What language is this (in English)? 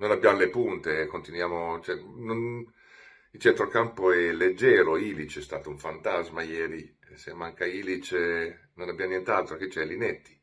Italian